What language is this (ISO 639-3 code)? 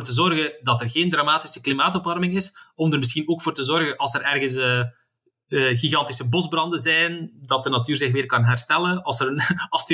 nld